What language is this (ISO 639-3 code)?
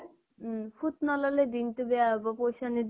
asm